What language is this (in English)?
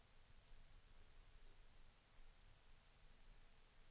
Swedish